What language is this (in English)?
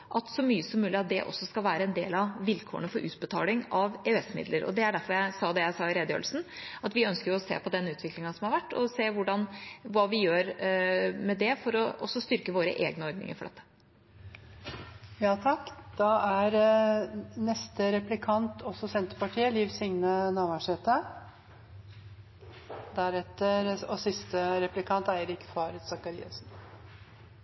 Norwegian